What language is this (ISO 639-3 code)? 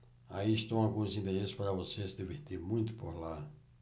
por